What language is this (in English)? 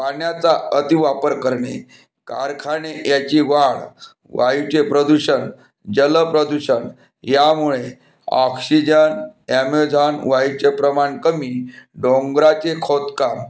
Marathi